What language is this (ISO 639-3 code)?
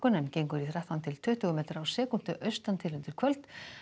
isl